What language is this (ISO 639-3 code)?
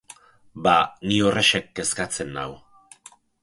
eus